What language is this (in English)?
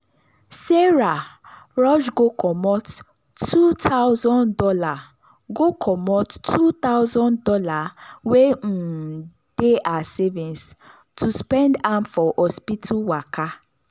Nigerian Pidgin